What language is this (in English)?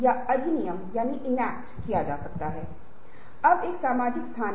Hindi